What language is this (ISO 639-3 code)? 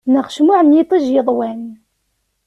kab